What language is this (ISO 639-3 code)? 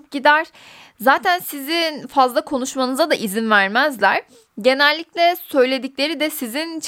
tur